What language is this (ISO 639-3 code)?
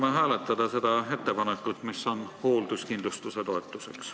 est